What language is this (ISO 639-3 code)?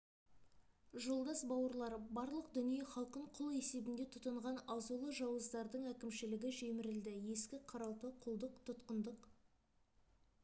kaz